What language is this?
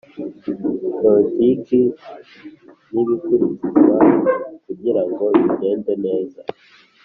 Kinyarwanda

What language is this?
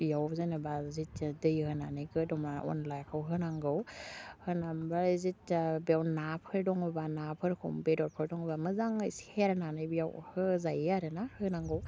Bodo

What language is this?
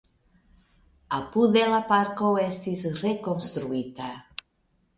Esperanto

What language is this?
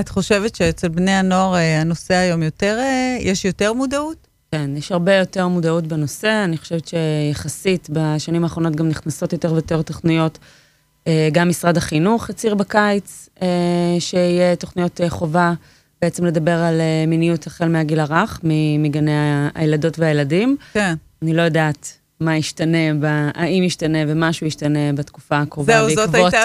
Hebrew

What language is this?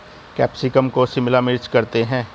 Hindi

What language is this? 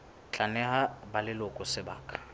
Southern Sotho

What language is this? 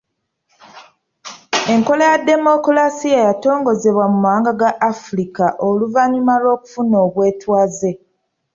Ganda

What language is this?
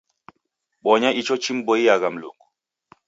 Taita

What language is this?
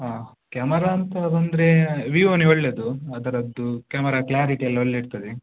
Kannada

